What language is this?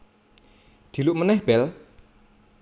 Javanese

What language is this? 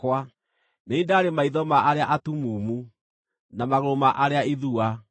Kikuyu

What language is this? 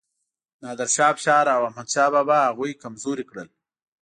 Pashto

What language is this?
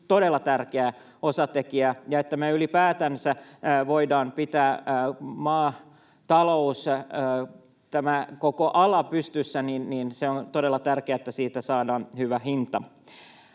Finnish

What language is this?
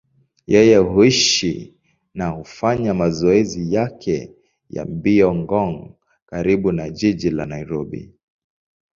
Swahili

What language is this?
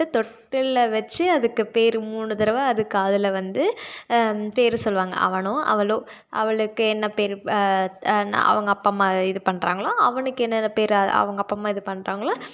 Tamil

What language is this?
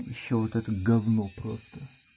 Russian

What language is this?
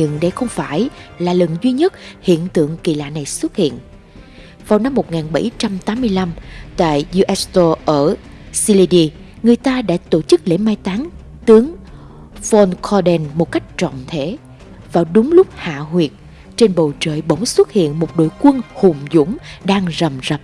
Vietnamese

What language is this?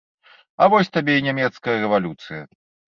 Belarusian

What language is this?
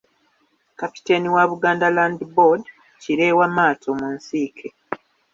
Ganda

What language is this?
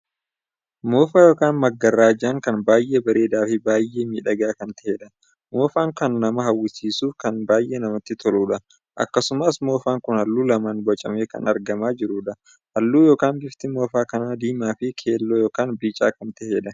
Oromo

